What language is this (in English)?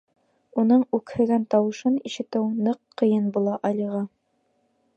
Bashkir